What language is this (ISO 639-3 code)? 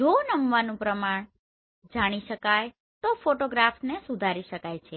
guj